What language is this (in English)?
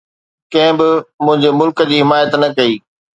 Sindhi